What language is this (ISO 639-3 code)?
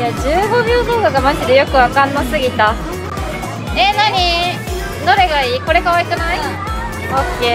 jpn